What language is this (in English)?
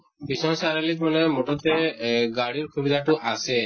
Assamese